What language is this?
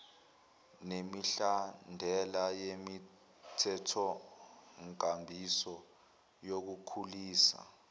Zulu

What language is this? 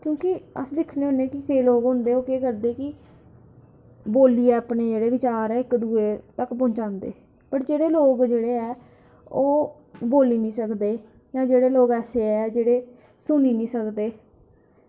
Dogri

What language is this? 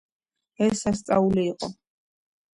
Georgian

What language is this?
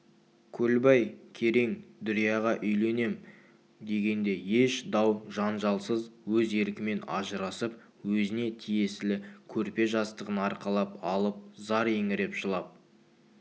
Kazakh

